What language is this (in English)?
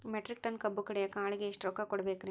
Kannada